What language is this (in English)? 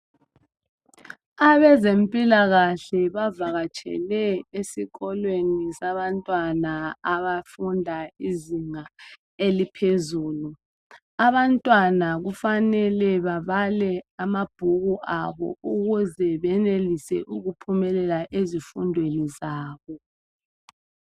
North Ndebele